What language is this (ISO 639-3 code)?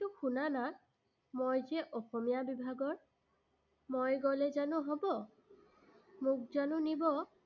asm